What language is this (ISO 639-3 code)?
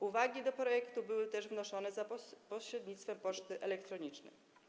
pol